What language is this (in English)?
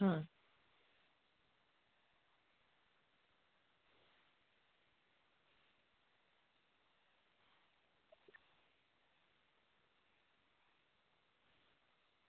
Gujarati